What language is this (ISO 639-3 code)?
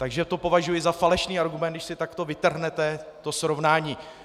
ces